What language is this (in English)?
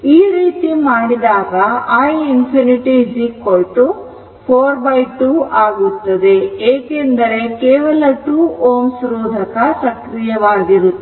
Kannada